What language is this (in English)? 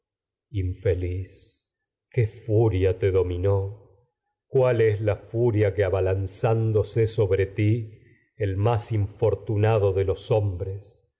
Spanish